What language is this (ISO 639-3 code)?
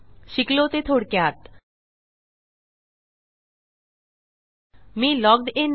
mar